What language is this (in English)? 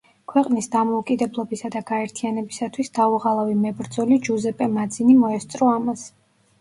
Georgian